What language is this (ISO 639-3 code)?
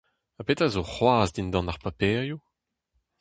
bre